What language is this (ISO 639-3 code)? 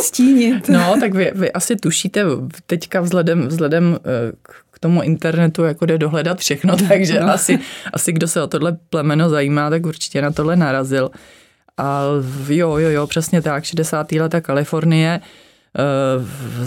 ces